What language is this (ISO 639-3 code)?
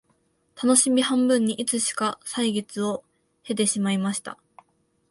jpn